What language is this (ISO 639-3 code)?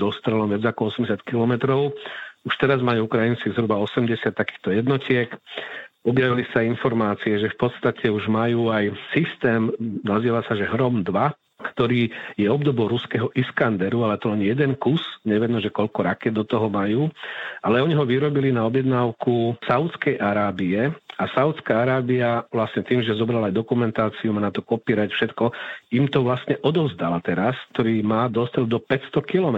slk